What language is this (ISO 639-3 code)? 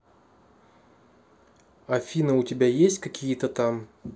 rus